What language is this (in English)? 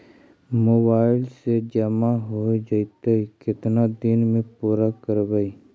Magahi